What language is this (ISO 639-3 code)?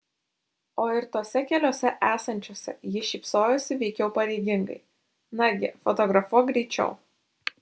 lit